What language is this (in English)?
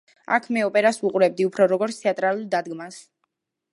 Georgian